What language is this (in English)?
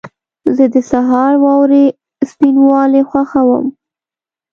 Pashto